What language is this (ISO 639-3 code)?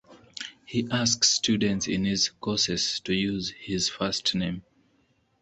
eng